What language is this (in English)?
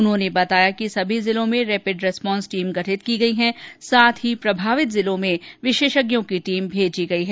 Hindi